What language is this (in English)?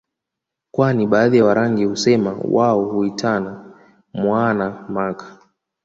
Swahili